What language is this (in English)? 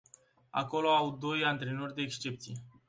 Romanian